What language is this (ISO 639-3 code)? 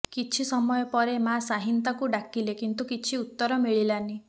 ori